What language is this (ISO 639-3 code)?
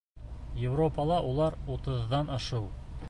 bak